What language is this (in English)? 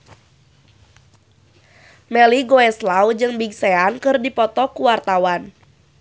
Sundanese